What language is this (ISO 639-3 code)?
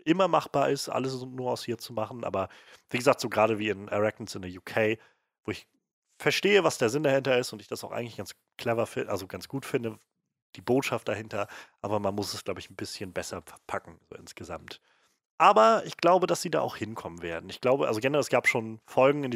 deu